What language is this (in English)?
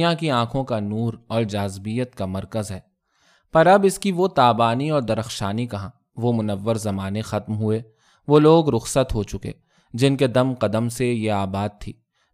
Urdu